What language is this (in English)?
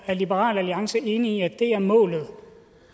Danish